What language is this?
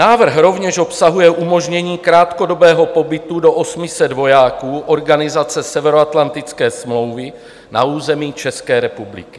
Czech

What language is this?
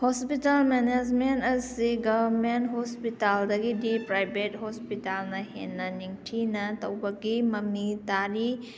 Manipuri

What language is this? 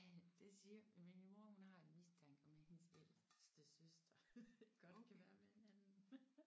Danish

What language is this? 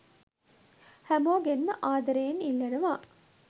Sinhala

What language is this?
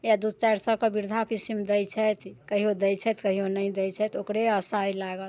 Maithili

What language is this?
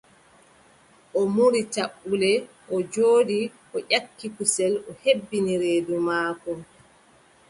Adamawa Fulfulde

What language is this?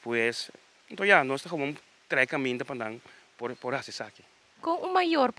Dutch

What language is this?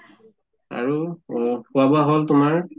Assamese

